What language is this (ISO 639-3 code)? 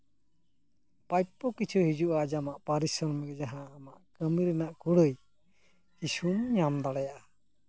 sat